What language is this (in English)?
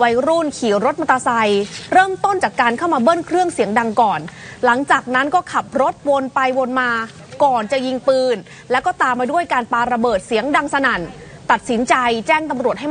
Thai